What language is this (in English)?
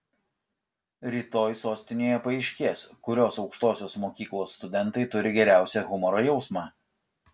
Lithuanian